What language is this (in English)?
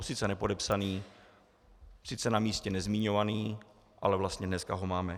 Czech